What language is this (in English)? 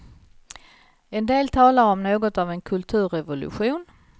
Swedish